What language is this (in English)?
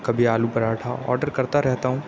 Urdu